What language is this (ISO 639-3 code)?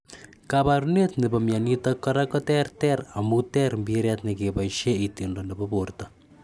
kln